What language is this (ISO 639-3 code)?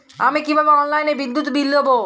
ben